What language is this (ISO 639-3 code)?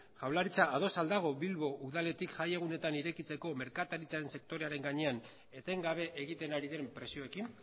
eus